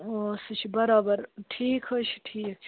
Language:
Kashmiri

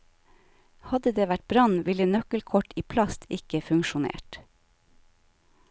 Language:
Norwegian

